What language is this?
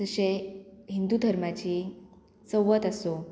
Konkani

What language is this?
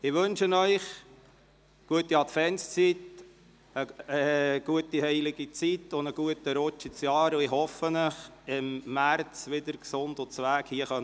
Swiss German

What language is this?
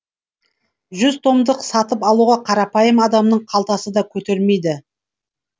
Kazakh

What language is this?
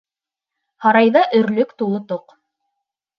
Bashkir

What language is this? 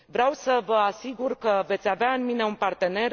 Romanian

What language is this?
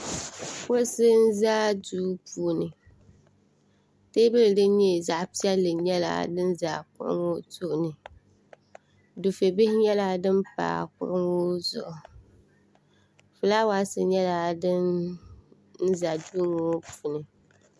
Dagbani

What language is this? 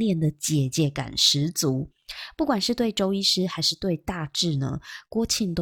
Chinese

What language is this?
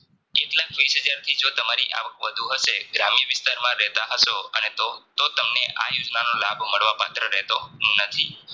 Gujarati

